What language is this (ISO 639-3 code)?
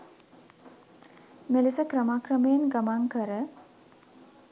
sin